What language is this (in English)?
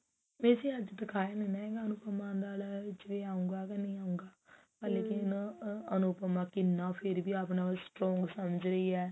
Punjabi